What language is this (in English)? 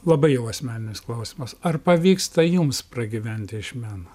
Lithuanian